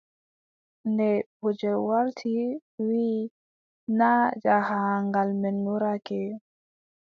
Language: Adamawa Fulfulde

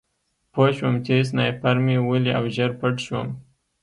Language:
Pashto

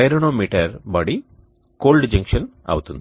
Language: Telugu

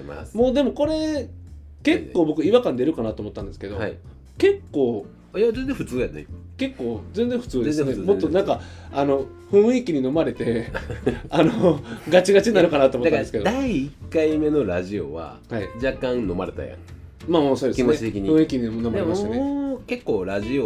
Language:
Japanese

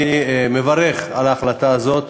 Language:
Hebrew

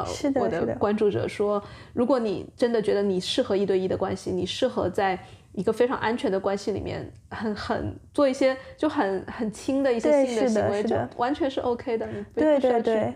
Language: Chinese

